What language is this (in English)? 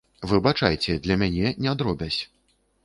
Belarusian